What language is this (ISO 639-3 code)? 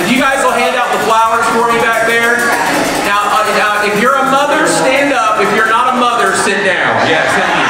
eng